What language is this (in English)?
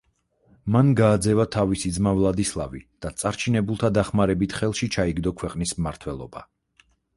Georgian